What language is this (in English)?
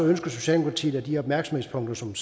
Danish